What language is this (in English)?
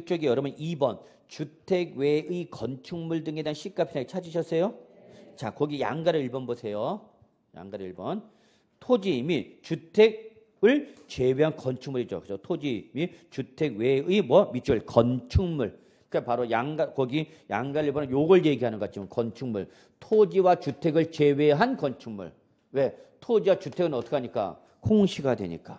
Korean